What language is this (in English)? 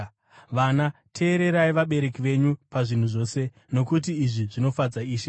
Shona